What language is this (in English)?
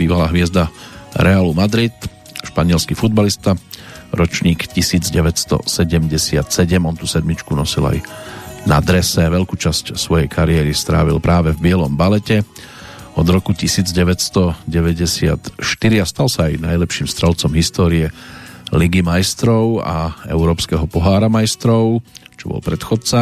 Slovak